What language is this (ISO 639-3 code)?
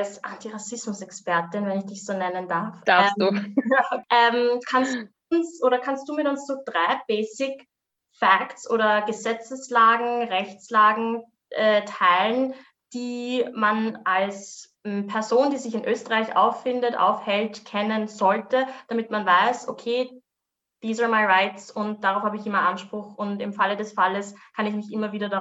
deu